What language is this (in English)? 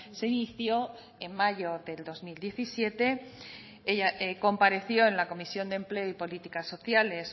Spanish